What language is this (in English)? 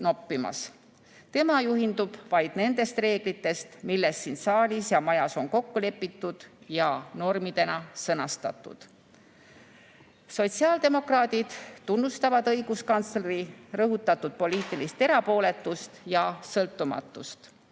Estonian